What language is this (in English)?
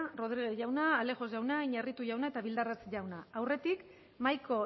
Basque